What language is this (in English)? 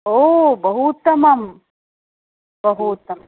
Sanskrit